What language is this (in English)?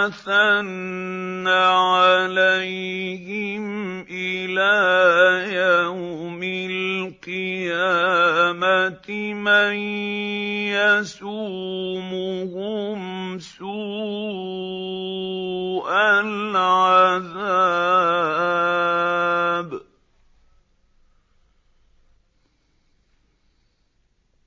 Arabic